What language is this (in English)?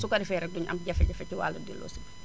Wolof